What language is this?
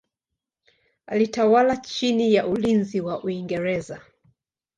Swahili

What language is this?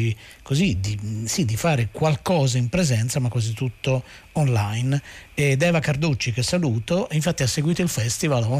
Italian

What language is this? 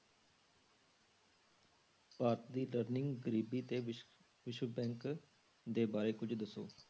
Punjabi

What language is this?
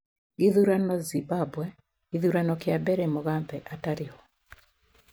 Kikuyu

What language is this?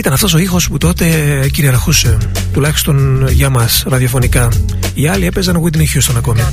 Greek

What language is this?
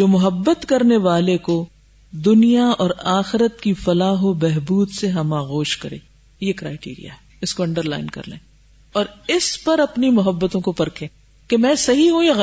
Urdu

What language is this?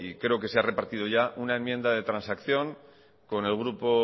Spanish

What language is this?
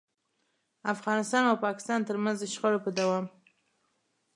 Pashto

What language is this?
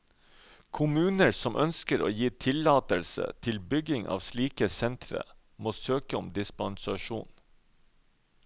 Norwegian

